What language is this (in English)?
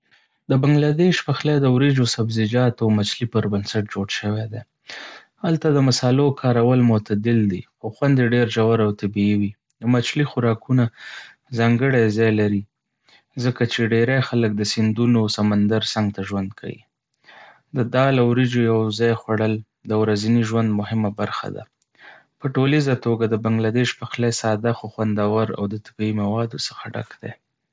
Pashto